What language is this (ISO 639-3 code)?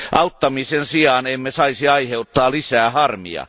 fin